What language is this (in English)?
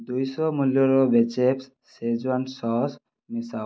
Odia